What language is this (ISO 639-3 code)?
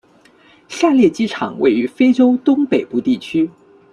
zho